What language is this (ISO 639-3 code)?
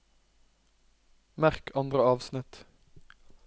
nor